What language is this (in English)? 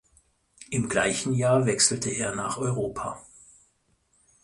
German